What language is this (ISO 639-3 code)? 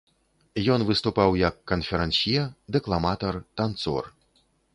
bel